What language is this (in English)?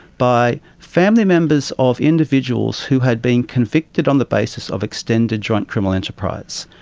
English